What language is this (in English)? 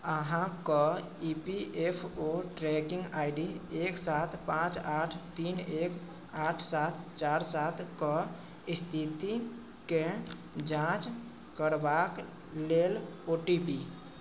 Maithili